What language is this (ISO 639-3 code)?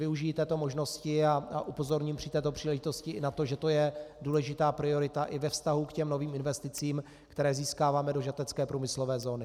ces